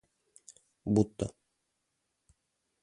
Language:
Russian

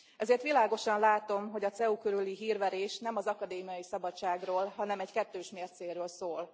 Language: Hungarian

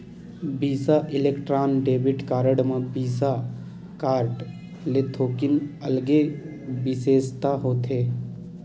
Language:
Chhattisgarhi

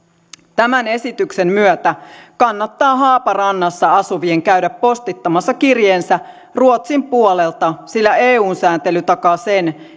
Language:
Finnish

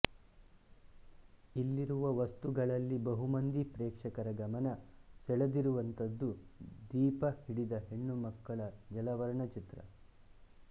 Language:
Kannada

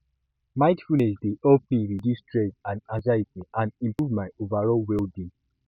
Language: Nigerian Pidgin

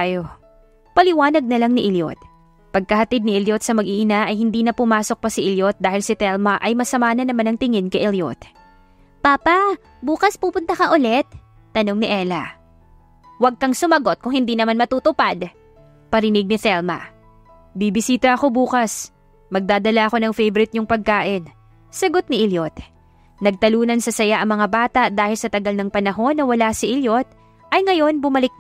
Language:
Filipino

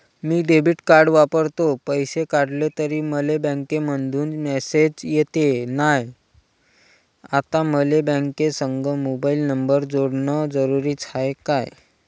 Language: Marathi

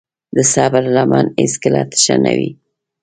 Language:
Pashto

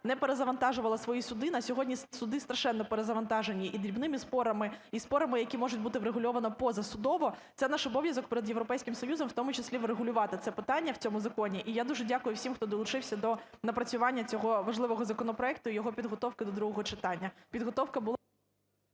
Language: Ukrainian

